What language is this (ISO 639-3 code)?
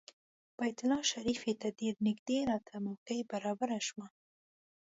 pus